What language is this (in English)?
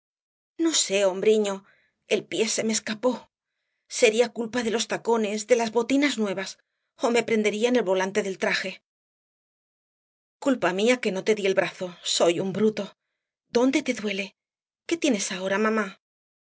Spanish